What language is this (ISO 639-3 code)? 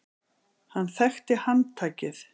isl